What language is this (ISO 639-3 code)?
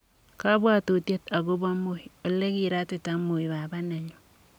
kln